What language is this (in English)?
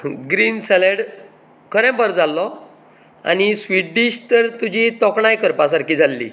Konkani